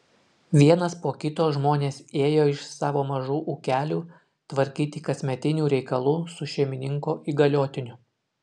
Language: Lithuanian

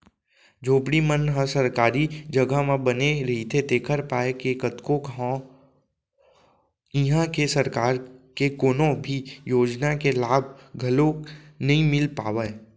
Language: Chhattisgarhi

